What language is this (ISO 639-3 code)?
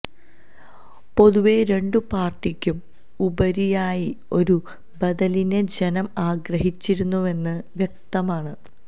mal